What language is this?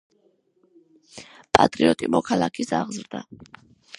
Georgian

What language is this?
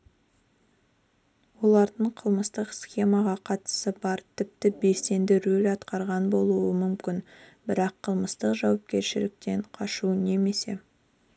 Kazakh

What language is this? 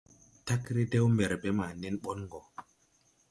Tupuri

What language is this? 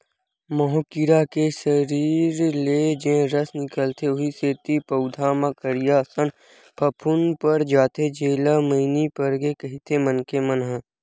Chhattisgarhi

